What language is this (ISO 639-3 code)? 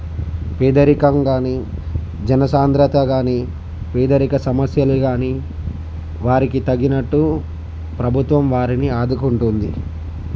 tel